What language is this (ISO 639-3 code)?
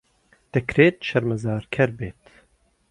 ckb